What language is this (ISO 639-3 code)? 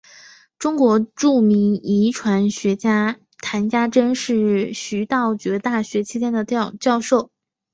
zho